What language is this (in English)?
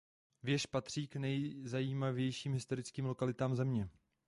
Czech